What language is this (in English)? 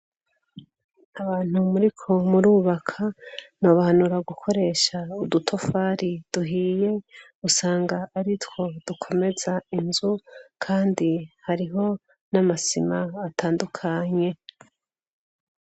Rundi